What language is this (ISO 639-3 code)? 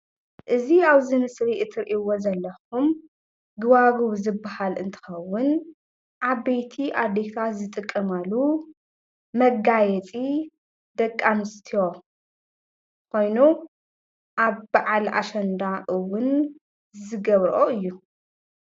tir